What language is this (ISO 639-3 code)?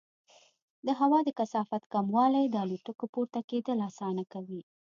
pus